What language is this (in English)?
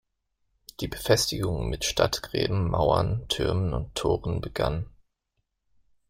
German